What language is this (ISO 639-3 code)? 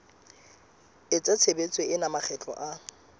sot